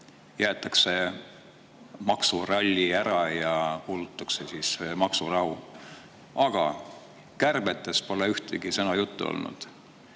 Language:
Estonian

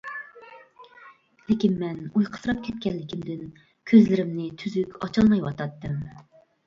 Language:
Uyghur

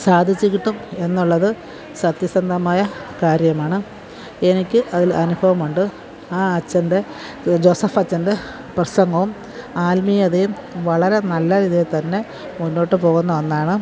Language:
Malayalam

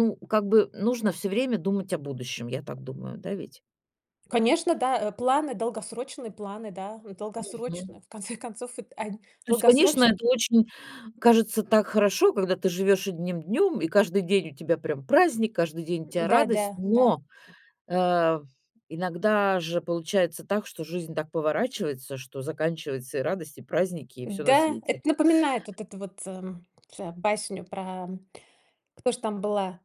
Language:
Russian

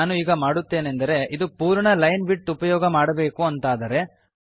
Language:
Kannada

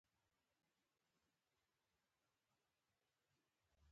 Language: Pashto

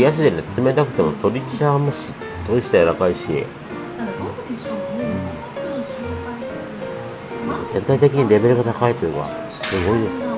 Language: Japanese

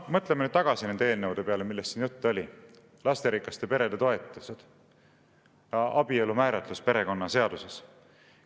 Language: Estonian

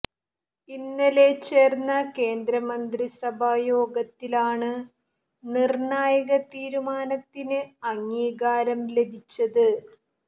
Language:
Malayalam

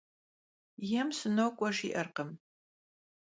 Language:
Kabardian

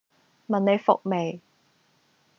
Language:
Cantonese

